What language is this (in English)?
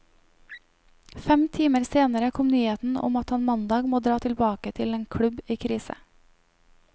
Norwegian